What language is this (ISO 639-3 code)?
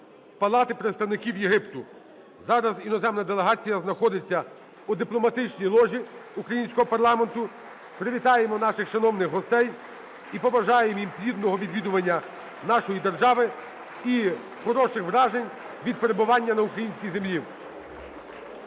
ukr